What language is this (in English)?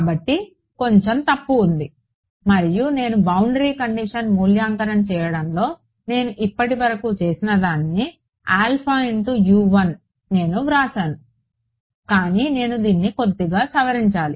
Telugu